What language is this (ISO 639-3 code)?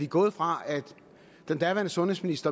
dan